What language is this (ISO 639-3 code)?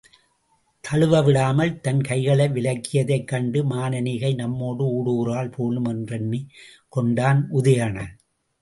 tam